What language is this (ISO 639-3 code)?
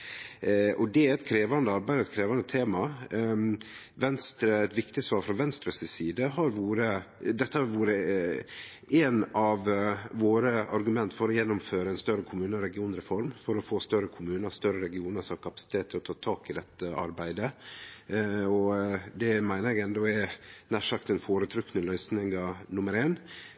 nno